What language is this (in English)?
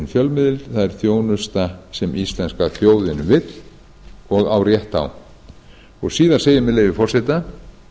Icelandic